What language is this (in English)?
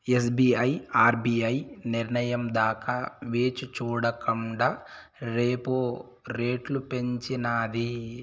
Telugu